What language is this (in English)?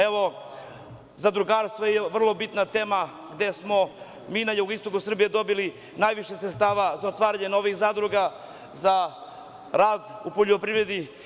Serbian